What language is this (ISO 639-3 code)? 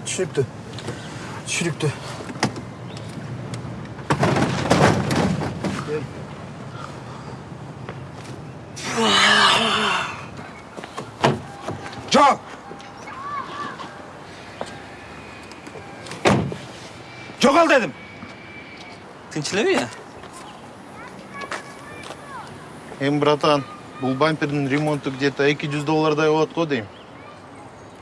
rus